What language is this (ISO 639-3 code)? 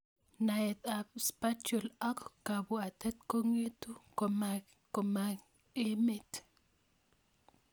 kln